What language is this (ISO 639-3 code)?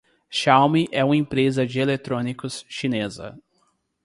por